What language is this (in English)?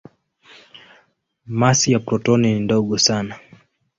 Swahili